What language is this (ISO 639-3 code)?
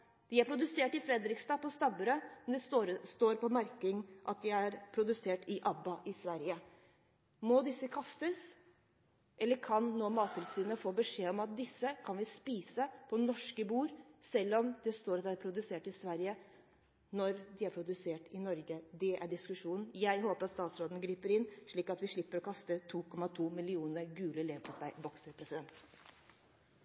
nob